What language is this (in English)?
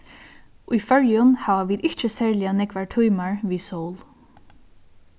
Faroese